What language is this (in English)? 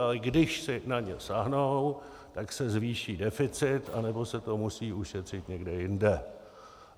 Czech